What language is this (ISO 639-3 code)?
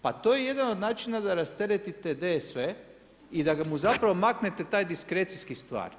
hrv